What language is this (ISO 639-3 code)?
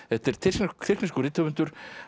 isl